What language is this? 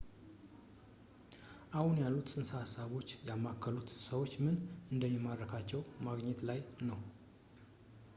Amharic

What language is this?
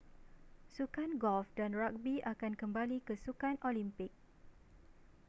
Malay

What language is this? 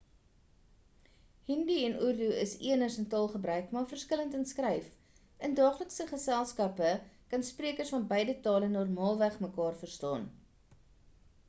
Afrikaans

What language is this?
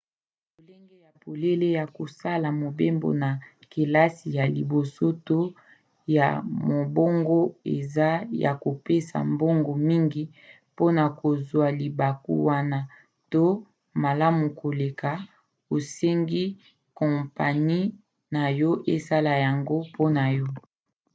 Lingala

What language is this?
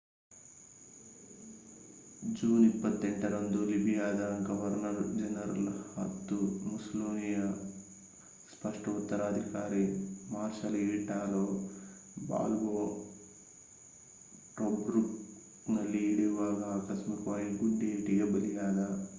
Kannada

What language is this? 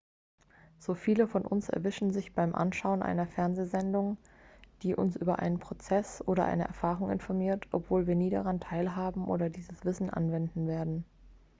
German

